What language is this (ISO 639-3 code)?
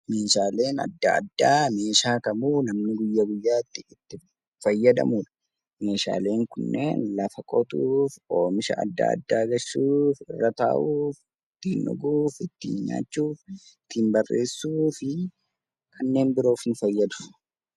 orm